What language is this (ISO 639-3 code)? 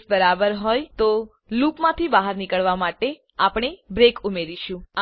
guj